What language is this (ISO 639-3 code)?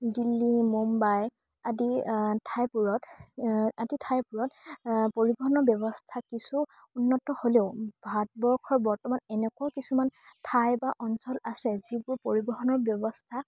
asm